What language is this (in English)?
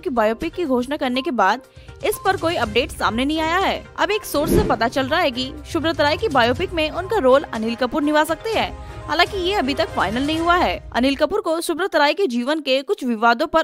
Hindi